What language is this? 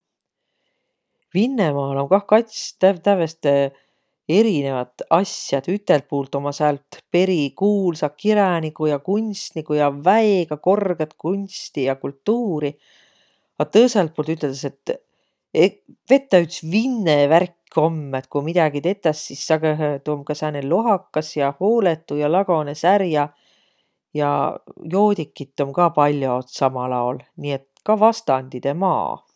Võro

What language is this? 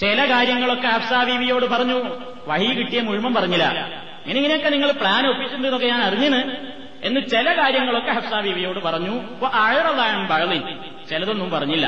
Malayalam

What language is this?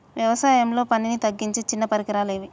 Telugu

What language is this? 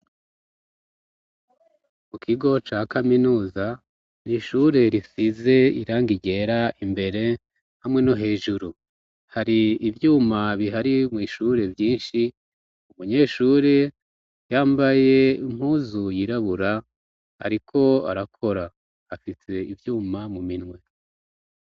Rundi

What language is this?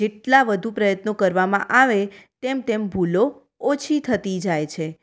Gujarati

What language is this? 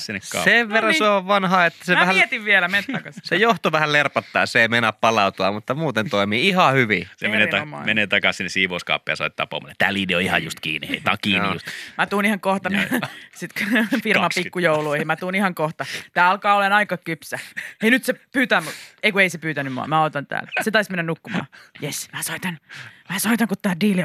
Finnish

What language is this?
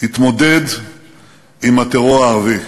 Hebrew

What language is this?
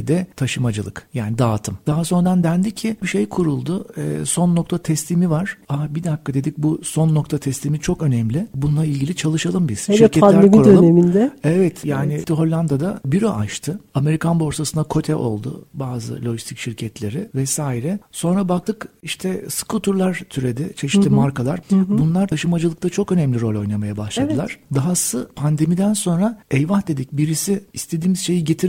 Turkish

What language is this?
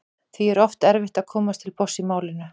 Icelandic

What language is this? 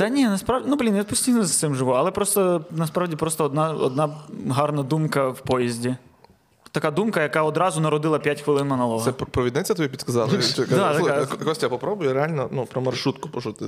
Ukrainian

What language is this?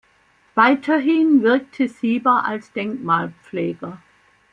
German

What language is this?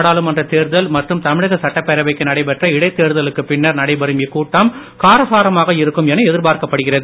Tamil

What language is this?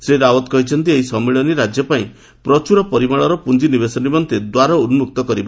Odia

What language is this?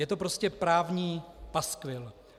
Czech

